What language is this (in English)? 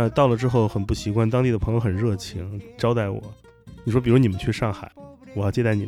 Chinese